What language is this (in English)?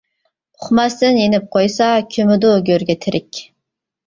Uyghur